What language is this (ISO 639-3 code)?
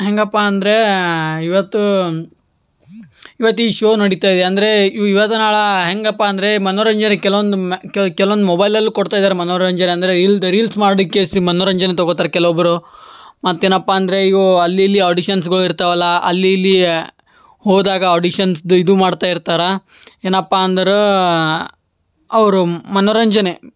kan